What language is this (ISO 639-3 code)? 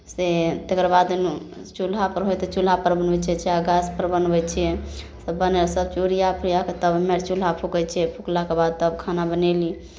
mai